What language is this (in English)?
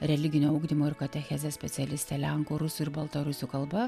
Lithuanian